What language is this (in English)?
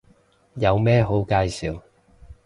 Cantonese